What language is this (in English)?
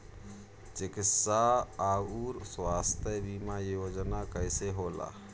Bhojpuri